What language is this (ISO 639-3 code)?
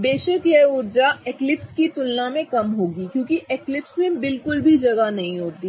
hin